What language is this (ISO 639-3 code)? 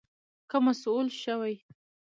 pus